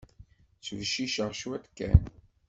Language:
Kabyle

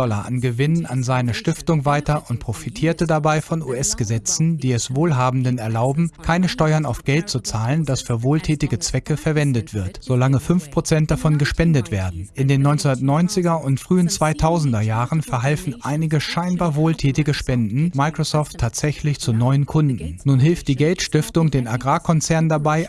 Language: German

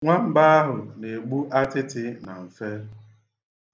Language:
Igbo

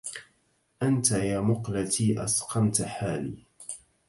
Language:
Arabic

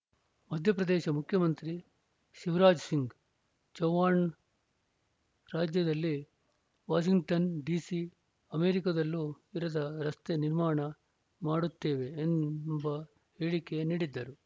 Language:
Kannada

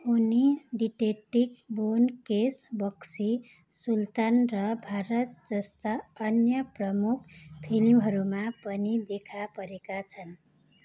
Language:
Nepali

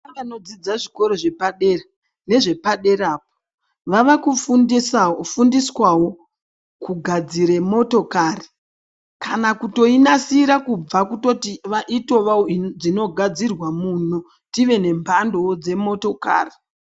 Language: Ndau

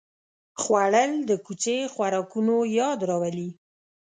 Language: Pashto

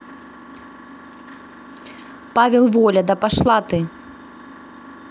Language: Russian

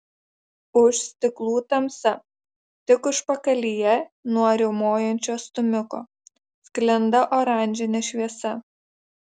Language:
Lithuanian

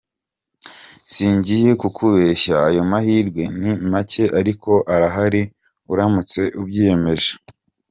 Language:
Kinyarwanda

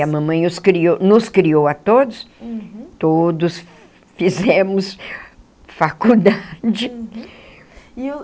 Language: Portuguese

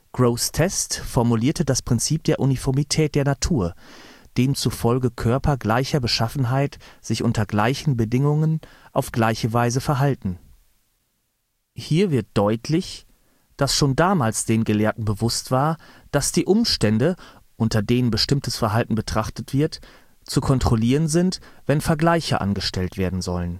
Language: German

